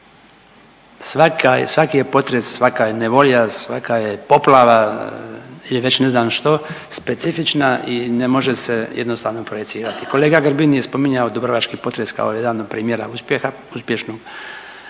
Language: Croatian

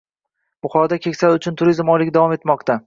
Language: Uzbek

